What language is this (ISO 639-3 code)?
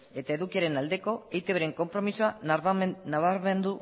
eus